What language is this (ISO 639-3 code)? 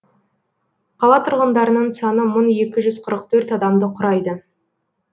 kaz